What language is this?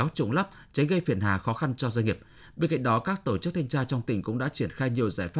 Vietnamese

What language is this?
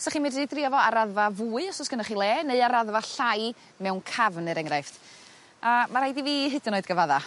Welsh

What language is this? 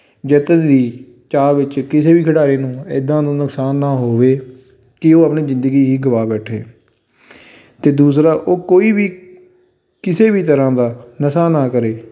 Punjabi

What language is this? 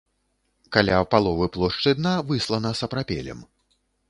Belarusian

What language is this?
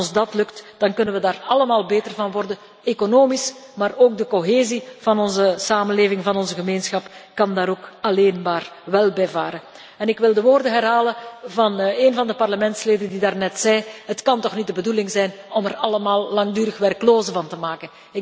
Dutch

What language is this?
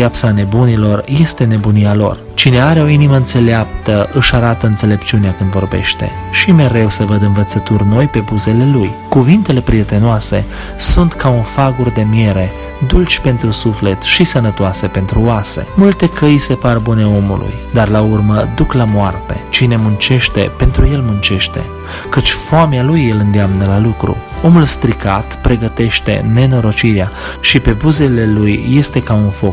Romanian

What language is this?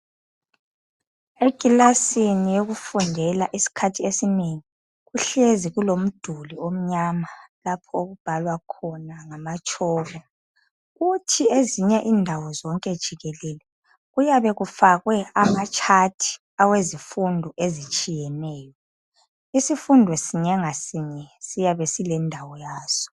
North Ndebele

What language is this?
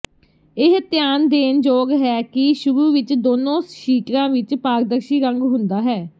Punjabi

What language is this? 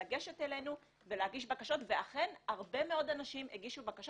Hebrew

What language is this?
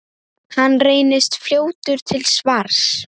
Icelandic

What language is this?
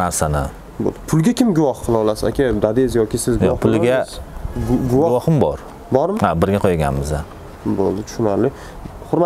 Turkish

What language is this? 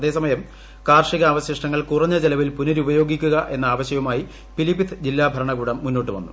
Malayalam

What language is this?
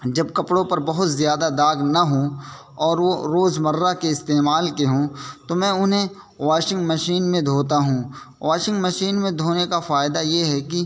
Urdu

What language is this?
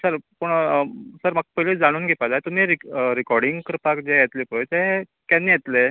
Konkani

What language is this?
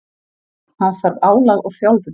Icelandic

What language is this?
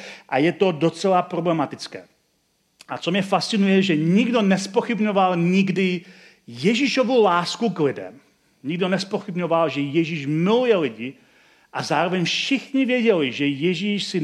Czech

